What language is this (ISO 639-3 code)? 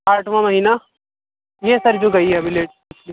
urd